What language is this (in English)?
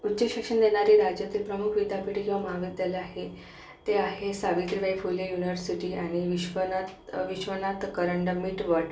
Marathi